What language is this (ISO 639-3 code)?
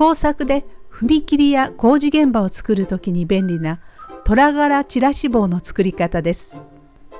jpn